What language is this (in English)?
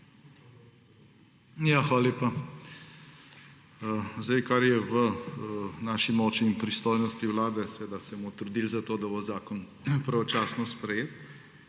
Slovenian